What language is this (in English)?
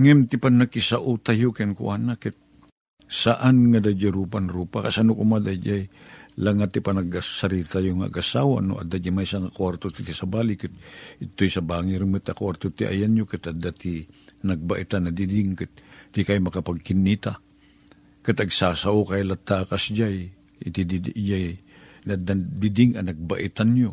Filipino